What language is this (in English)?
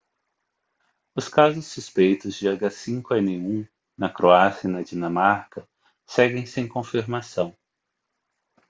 Portuguese